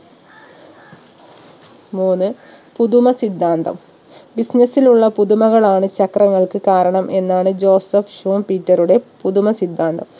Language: Malayalam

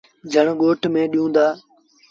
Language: Sindhi Bhil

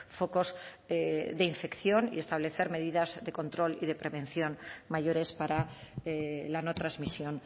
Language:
Spanish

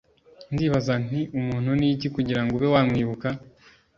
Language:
Kinyarwanda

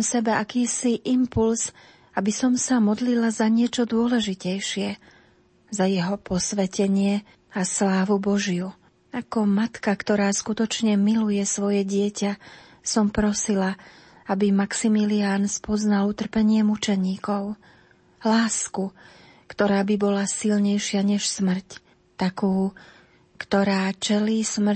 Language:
Slovak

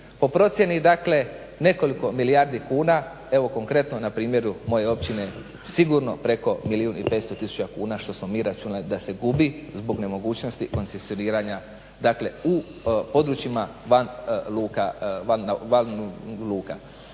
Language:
Croatian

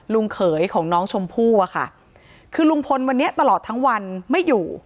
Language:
Thai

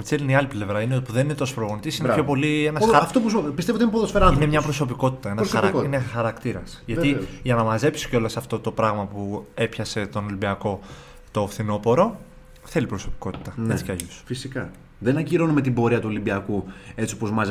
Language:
Greek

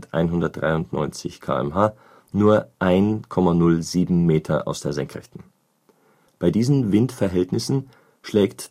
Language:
German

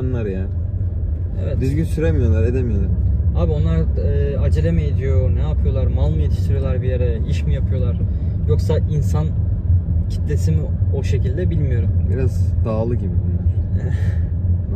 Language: Turkish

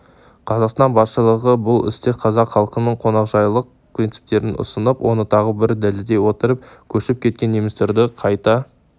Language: Kazakh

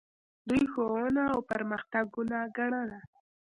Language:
Pashto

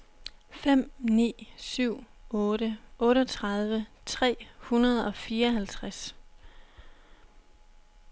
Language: Danish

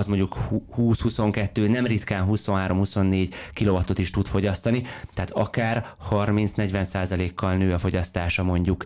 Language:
Hungarian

